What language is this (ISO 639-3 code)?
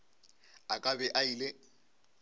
nso